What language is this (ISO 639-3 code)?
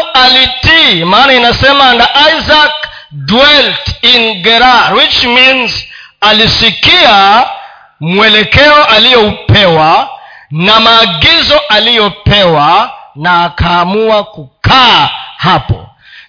swa